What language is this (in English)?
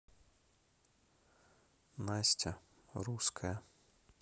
Russian